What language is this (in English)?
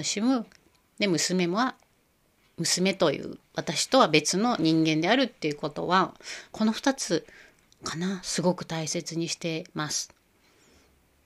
Japanese